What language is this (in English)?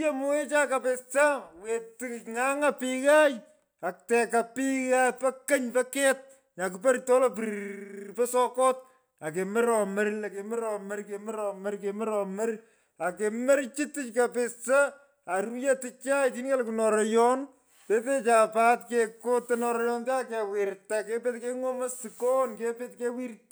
Pökoot